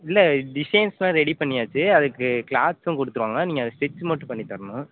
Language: Tamil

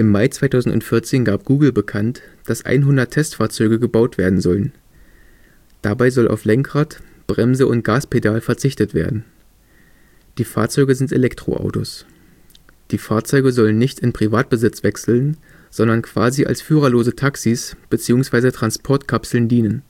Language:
German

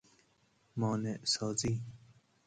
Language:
Persian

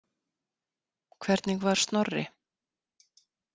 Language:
Icelandic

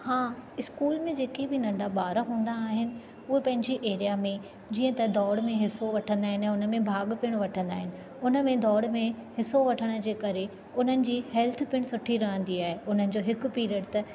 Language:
Sindhi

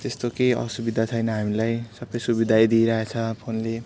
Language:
Nepali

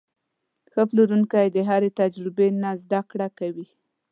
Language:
Pashto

